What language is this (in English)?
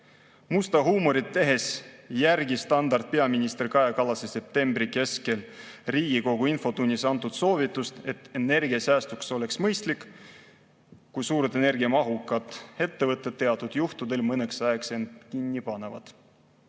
Estonian